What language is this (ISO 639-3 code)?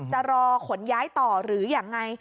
tha